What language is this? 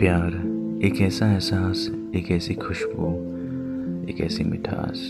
Hindi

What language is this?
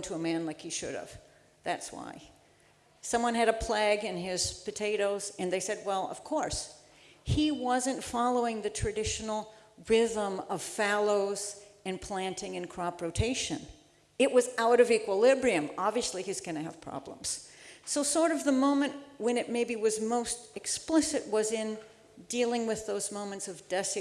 English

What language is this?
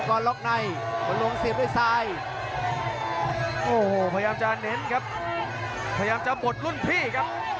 Thai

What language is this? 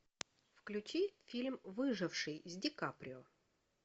Russian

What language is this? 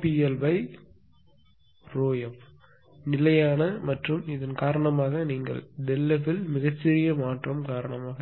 Tamil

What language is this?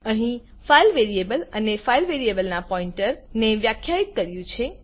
Gujarati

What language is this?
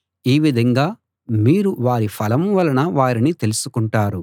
Telugu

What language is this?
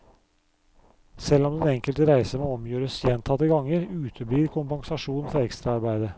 Norwegian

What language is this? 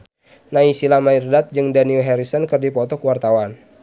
Sundanese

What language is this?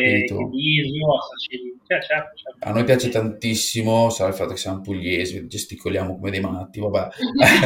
Italian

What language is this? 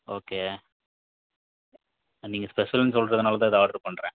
Tamil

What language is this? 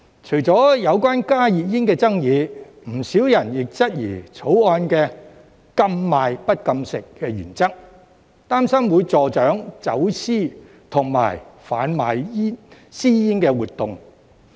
Cantonese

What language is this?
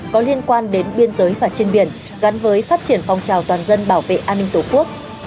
Vietnamese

